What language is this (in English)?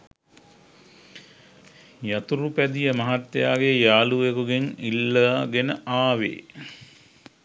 Sinhala